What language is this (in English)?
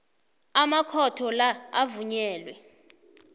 South Ndebele